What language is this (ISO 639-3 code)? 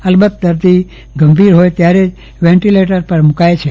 guj